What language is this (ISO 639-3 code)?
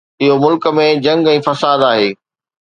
snd